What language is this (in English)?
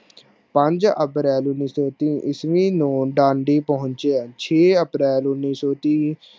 Punjabi